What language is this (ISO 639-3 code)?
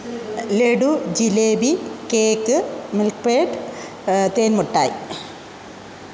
mal